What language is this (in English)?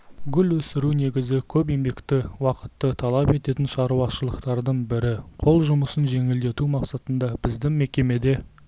Kazakh